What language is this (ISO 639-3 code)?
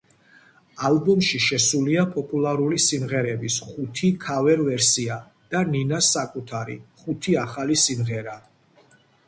kat